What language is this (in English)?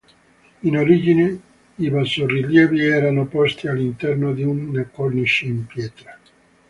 Italian